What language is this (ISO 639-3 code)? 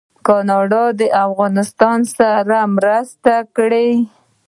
pus